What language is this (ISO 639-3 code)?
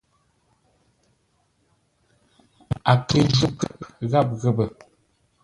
nla